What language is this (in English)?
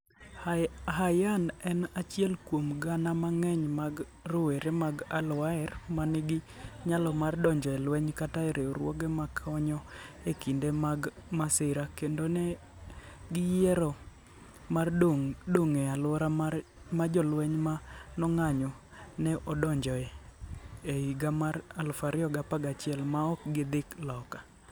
Luo (Kenya and Tanzania)